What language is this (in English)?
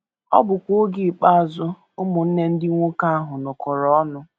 Igbo